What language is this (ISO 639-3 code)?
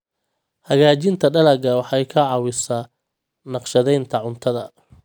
som